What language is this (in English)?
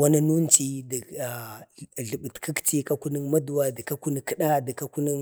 Bade